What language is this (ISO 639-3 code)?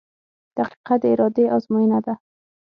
pus